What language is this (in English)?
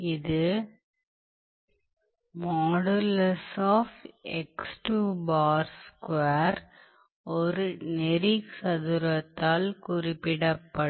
Tamil